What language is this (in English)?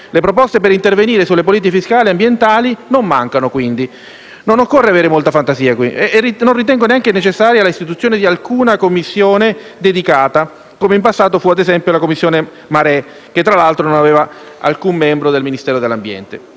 Italian